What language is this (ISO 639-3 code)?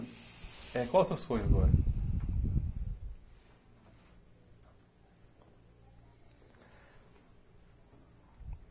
por